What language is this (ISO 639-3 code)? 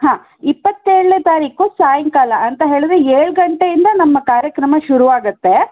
kan